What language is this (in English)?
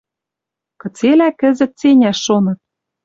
Western Mari